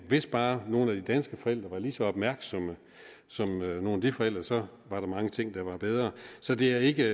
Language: Danish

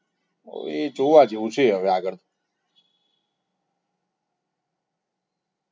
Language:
Gujarati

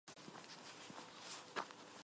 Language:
Armenian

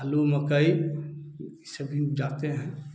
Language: Hindi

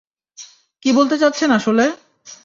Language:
Bangla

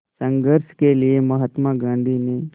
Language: Hindi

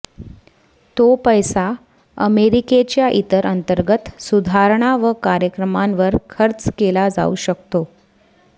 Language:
Marathi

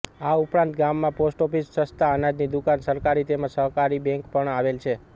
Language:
Gujarati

